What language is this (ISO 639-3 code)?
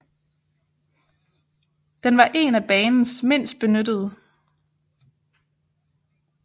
dan